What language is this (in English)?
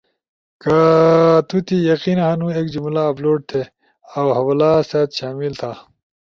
Ushojo